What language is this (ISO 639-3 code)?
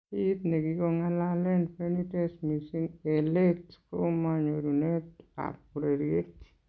kln